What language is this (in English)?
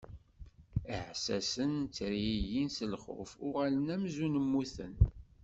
Kabyle